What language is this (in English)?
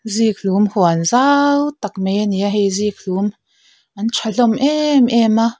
Mizo